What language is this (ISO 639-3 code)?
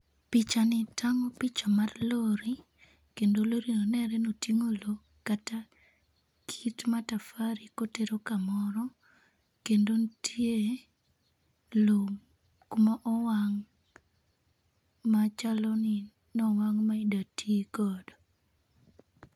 luo